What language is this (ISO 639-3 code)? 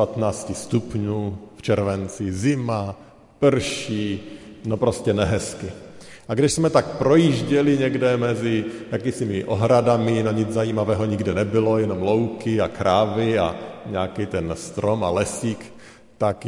ces